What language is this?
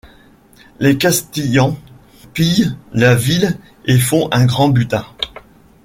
French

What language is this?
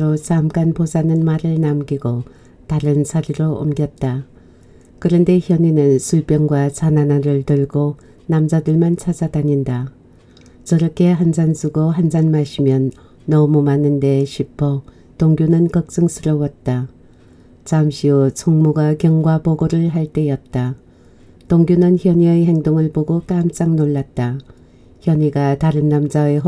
Korean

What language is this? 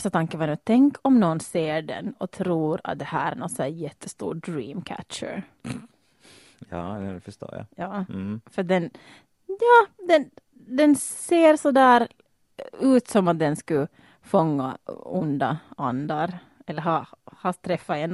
Swedish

